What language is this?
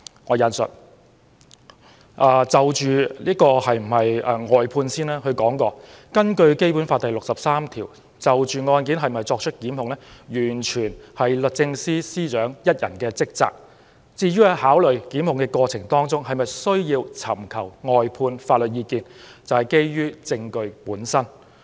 Cantonese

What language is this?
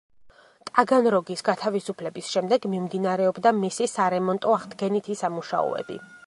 Georgian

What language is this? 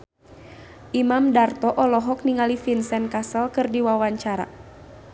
Sundanese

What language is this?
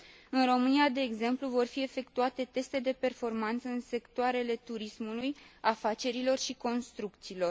Romanian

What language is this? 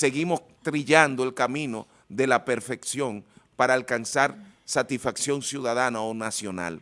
Spanish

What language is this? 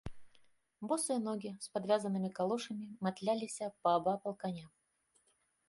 Belarusian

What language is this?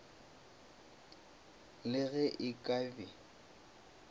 Northern Sotho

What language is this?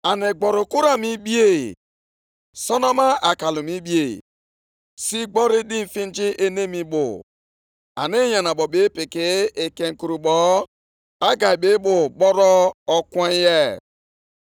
Igbo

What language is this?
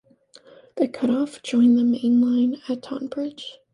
English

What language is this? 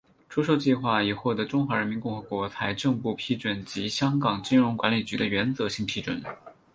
Chinese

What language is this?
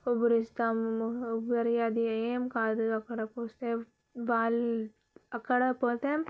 Telugu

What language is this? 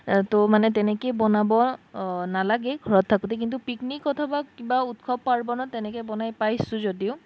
Assamese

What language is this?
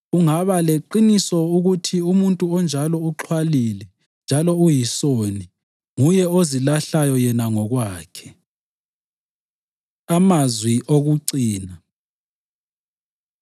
North Ndebele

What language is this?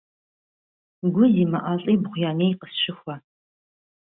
Kabardian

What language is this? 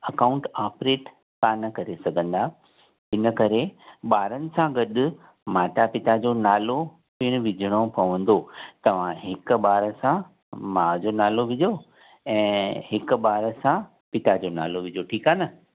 Sindhi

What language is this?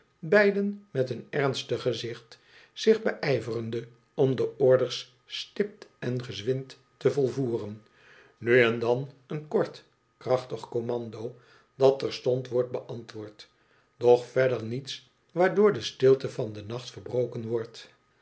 Dutch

